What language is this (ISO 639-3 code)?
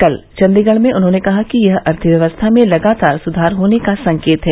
hin